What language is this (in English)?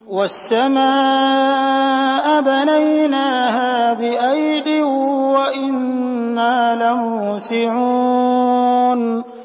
Arabic